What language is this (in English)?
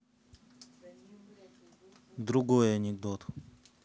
Russian